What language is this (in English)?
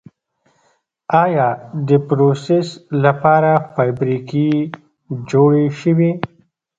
Pashto